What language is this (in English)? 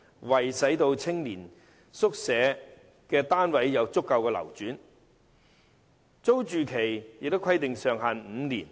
Cantonese